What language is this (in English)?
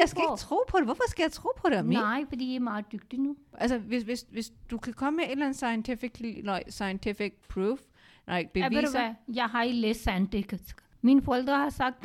Danish